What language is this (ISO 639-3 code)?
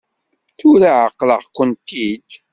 kab